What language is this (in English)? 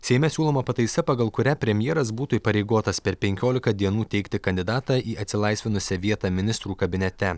Lithuanian